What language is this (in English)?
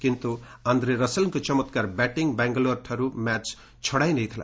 Odia